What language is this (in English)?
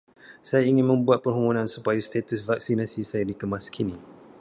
Malay